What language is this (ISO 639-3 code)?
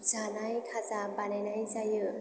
brx